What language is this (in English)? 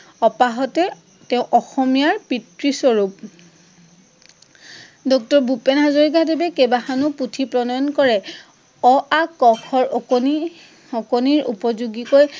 Assamese